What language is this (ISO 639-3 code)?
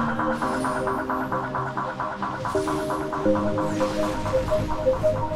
hun